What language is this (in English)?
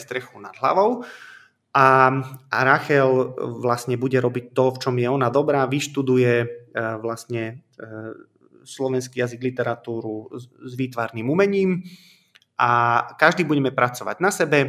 Slovak